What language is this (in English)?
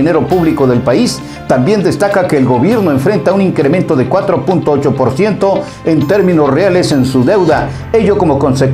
Spanish